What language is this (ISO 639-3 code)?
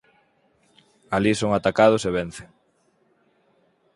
glg